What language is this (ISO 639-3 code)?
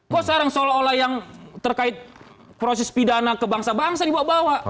ind